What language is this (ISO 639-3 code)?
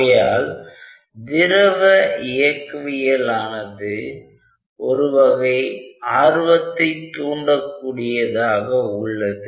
tam